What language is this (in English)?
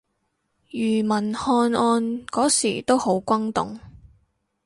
Cantonese